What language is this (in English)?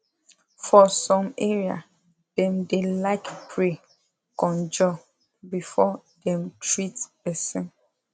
Nigerian Pidgin